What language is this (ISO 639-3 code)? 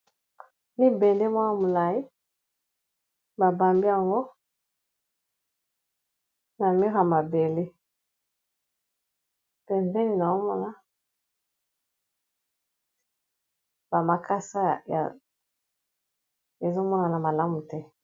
lin